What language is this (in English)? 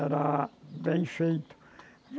Portuguese